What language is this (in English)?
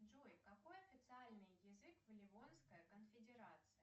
Russian